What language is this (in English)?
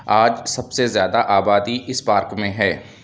Urdu